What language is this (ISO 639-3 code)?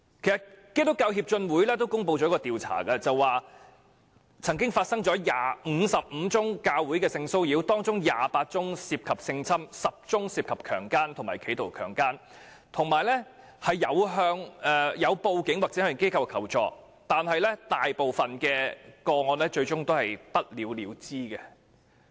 yue